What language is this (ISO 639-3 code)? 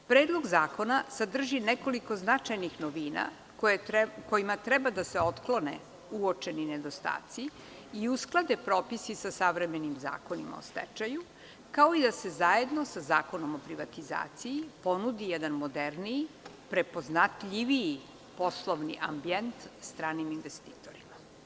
srp